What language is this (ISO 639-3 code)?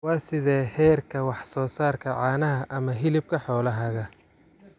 som